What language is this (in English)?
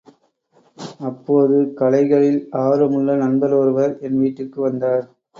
Tamil